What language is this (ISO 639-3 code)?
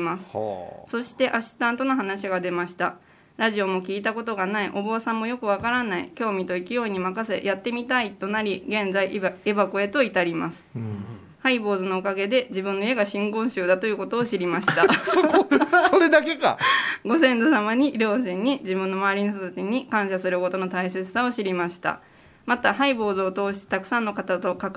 jpn